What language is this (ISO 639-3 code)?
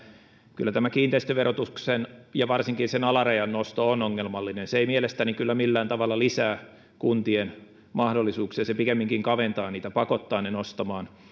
fin